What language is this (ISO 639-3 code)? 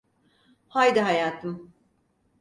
tur